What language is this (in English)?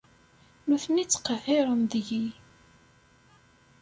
Kabyle